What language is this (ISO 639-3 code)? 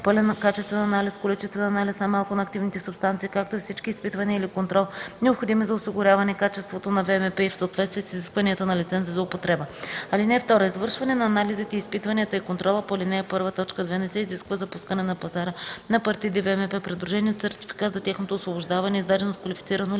bul